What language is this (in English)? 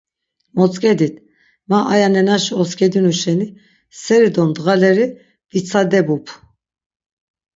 Laz